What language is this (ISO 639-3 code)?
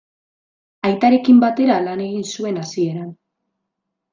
eus